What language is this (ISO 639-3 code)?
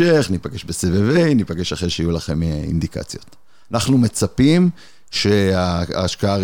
heb